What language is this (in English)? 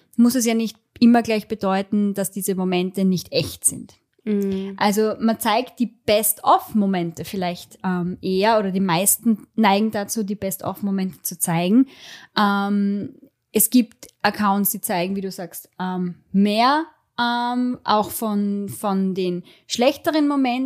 German